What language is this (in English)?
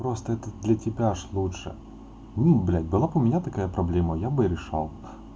Russian